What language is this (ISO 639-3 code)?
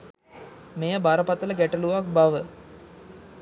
sin